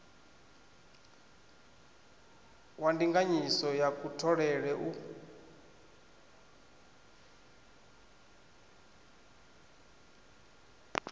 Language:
Venda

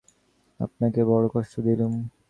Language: Bangla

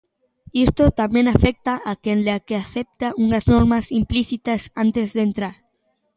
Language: Galician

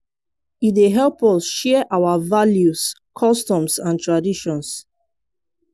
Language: Nigerian Pidgin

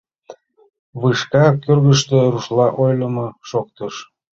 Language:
Mari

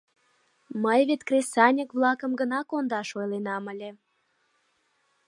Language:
Mari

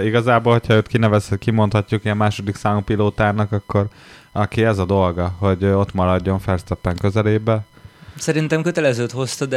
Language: Hungarian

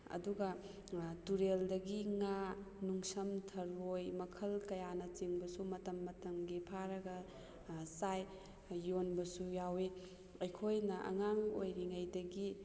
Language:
Manipuri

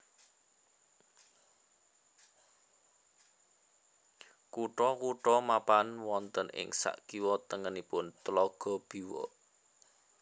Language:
Javanese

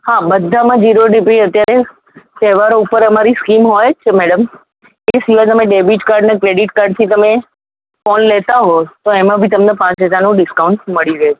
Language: Gujarati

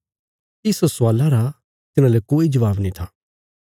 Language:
Bilaspuri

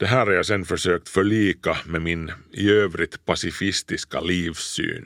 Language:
Swedish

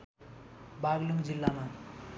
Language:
Nepali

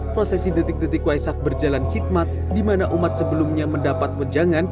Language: Indonesian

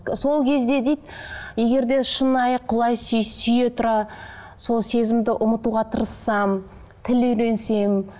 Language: Kazakh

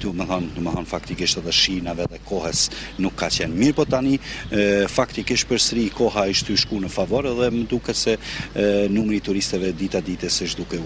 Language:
Romanian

